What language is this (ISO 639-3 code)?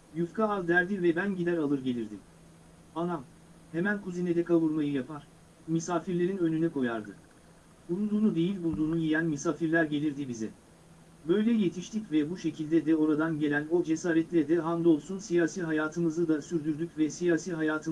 tur